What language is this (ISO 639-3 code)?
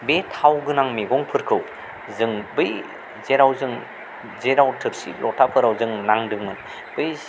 brx